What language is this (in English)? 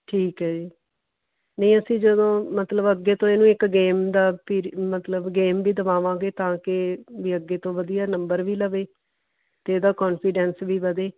Punjabi